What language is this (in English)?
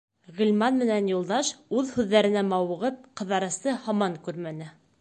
Bashkir